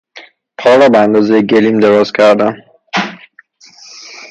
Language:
Persian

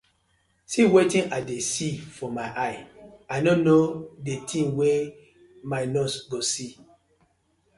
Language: Nigerian Pidgin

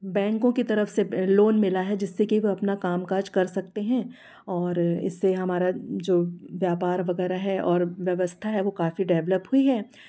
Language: Hindi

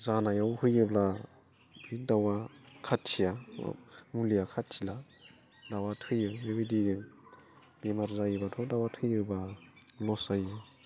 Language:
Bodo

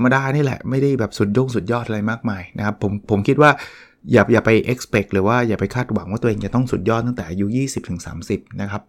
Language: Thai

